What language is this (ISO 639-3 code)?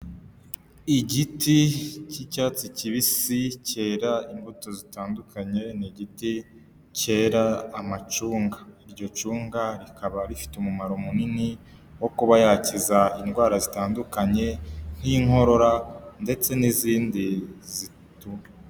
kin